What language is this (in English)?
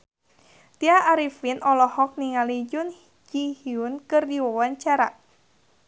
Sundanese